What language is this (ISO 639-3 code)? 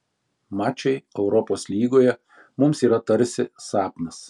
lit